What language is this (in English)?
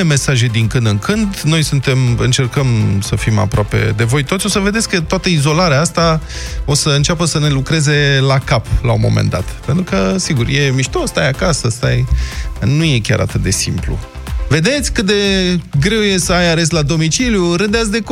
Romanian